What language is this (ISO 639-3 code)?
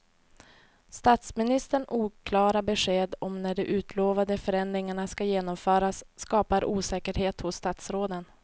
swe